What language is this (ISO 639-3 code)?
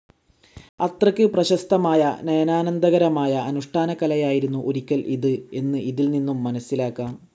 mal